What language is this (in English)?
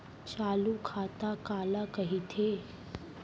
Chhattisgarhi